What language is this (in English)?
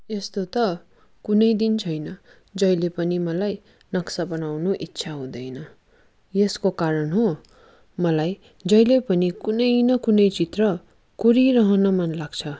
Nepali